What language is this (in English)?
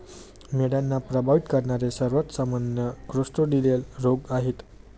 Marathi